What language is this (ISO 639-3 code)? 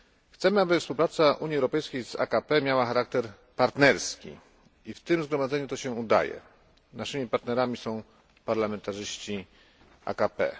pol